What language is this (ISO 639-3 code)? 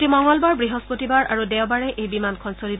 asm